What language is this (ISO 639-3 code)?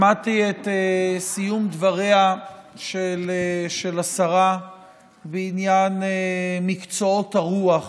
heb